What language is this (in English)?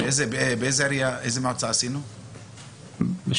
Hebrew